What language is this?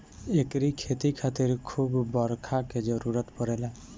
Bhojpuri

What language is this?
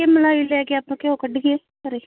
Punjabi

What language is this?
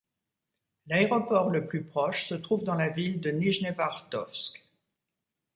French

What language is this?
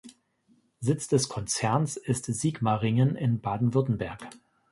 German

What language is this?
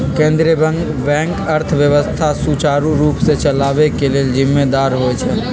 Magahi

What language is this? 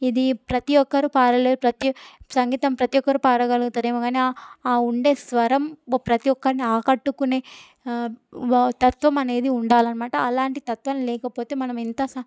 Telugu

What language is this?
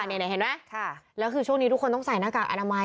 Thai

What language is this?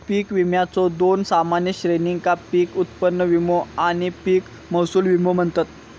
Marathi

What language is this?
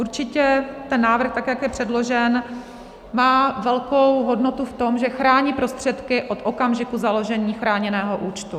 Czech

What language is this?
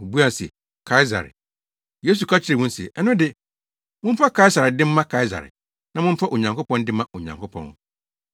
Akan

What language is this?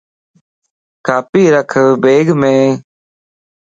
Lasi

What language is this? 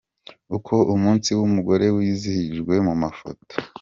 Kinyarwanda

